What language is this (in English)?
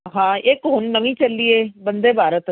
Punjabi